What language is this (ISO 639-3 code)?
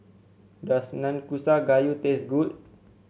eng